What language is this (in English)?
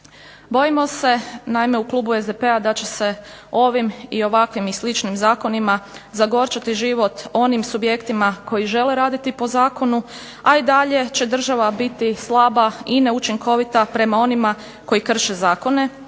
Croatian